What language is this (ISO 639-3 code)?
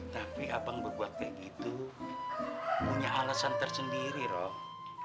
ind